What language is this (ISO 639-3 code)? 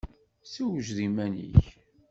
kab